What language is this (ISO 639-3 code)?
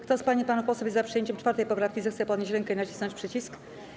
pol